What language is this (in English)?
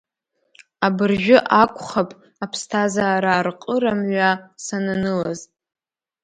Abkhazian